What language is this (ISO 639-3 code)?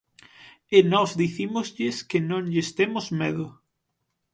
glg